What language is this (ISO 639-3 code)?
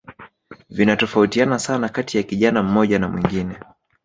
swa